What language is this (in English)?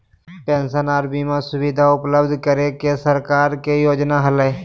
Magahi